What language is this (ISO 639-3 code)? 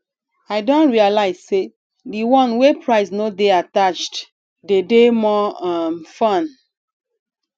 pcm